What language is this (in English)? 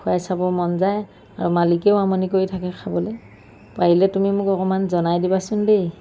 Assamese